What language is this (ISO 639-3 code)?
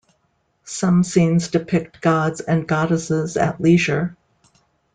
eng